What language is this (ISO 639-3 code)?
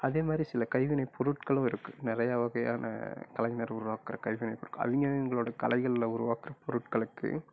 tam